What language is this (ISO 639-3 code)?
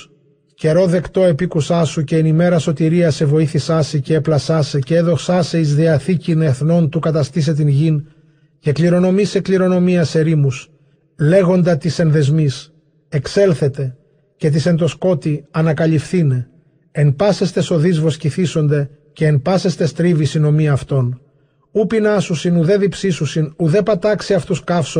ell